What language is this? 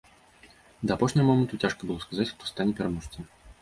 Belarusian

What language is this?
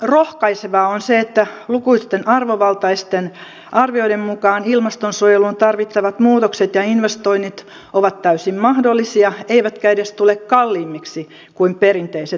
Finnish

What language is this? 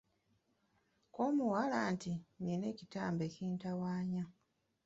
Ganda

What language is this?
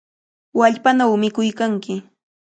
Cajatambo North Lima Quechua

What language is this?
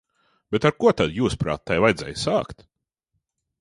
Latvian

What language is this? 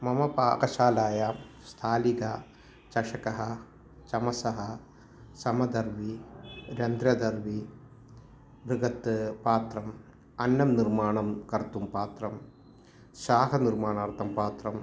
Sanskrit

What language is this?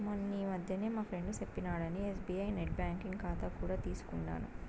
Telugu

